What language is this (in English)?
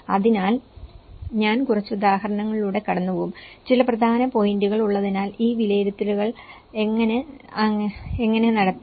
Malayalam